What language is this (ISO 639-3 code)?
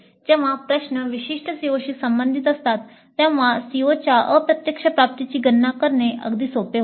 mar